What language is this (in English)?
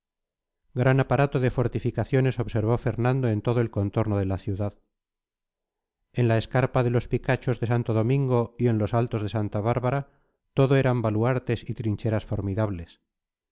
Spanish